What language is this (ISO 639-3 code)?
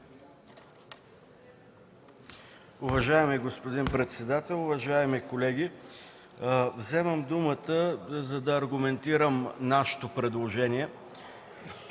bul